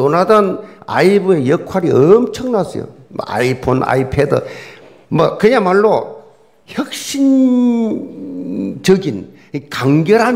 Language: Korean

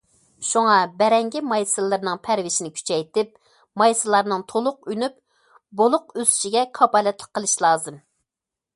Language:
Uyghur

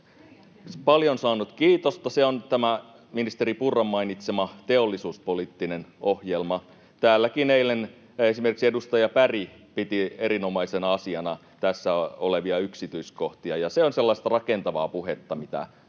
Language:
Finnish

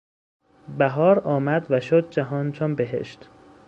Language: Persian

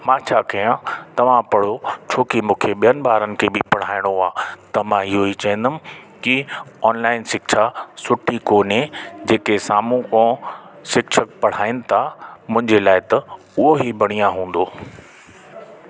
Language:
Sindhi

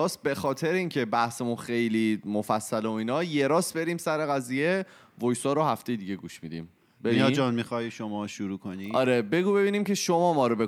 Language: Persian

